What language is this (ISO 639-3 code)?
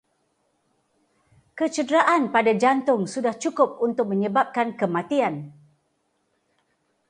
msa